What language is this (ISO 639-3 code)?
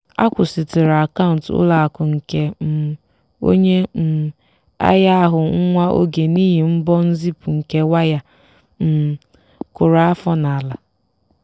ibo